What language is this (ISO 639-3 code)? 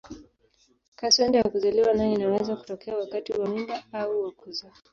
swa